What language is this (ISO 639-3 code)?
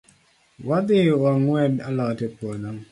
luo